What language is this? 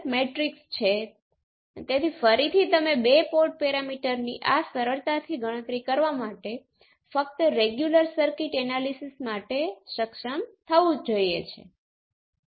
Gujarati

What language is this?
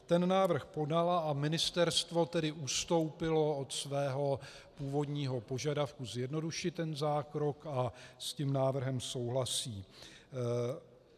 Czech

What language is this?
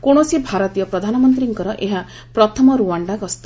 Odia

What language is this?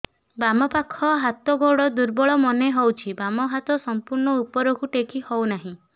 Odia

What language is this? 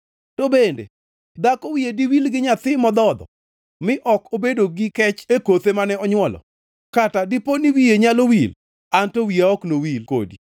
Luo (Kenya and Tanzania)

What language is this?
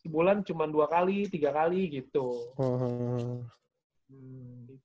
Indonesian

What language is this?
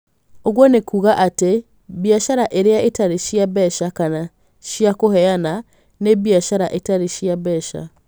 Kikuyu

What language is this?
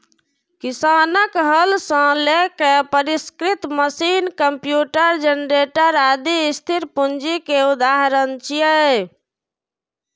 Maithili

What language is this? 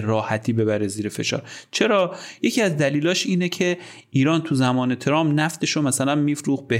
Persian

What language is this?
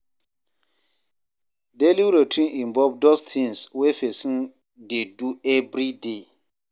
Nigerian Pidgin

